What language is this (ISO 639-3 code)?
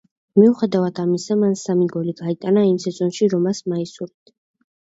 kat